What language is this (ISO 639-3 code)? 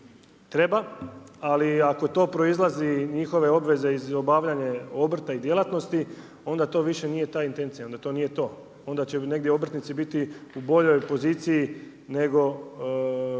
hrv